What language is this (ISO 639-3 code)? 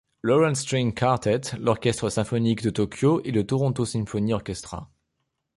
fra